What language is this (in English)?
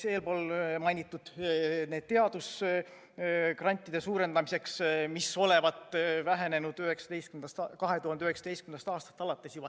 Estonian